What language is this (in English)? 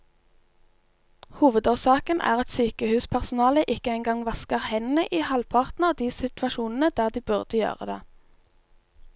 Norwegian